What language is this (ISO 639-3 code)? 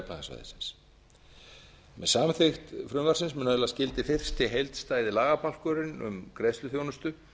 isl